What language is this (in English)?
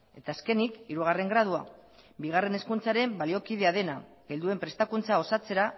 Basque